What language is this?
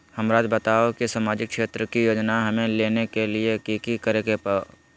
Magahi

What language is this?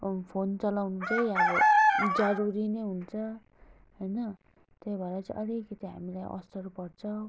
Nepali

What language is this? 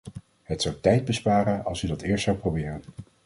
Dutch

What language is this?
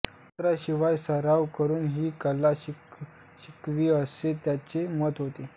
Marathi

